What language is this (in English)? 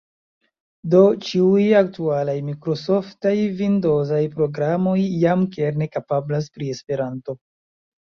Esperanto